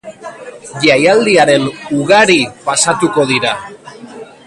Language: Basque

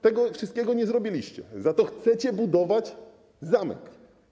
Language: Polish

